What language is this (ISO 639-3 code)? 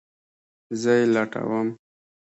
pus